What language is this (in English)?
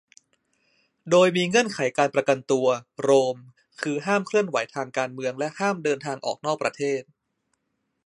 Thai